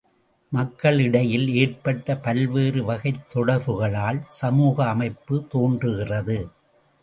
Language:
Tamil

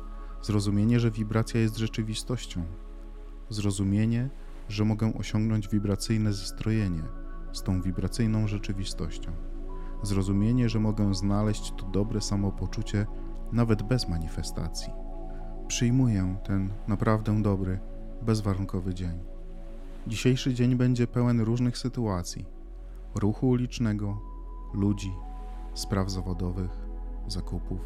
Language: Polish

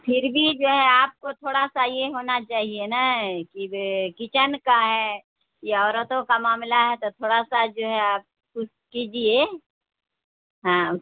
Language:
Urdu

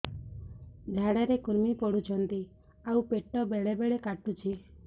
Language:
Odia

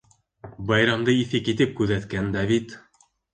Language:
Bashkir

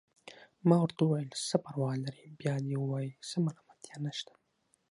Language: Pashto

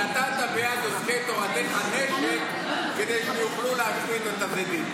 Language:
Hebrew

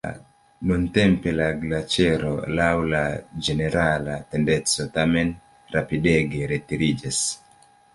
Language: Esperanto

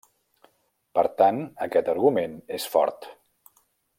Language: Catalan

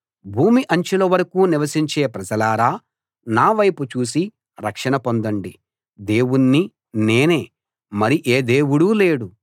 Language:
Telugu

